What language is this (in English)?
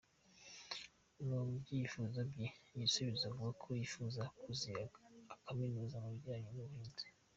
Kinyarwanda